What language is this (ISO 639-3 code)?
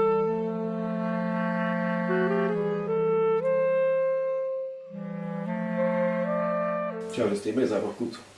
deu